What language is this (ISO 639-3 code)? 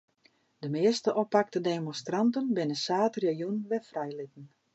fry